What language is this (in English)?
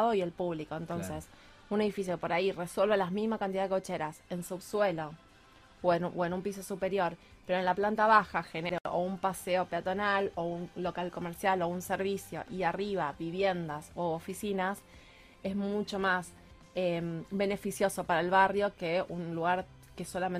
Spanish